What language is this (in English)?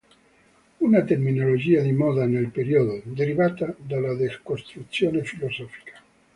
Italian